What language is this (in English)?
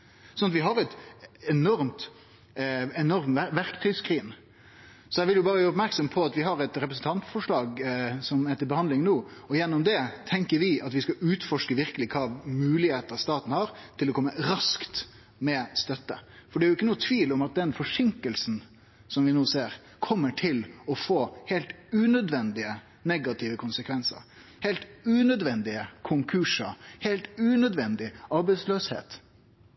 Norwegian Nynorsk